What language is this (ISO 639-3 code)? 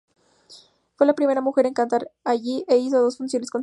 spa